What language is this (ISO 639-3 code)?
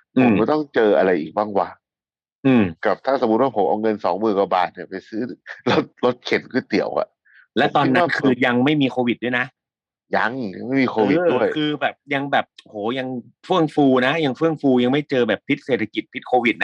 tha